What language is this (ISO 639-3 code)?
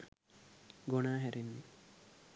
sin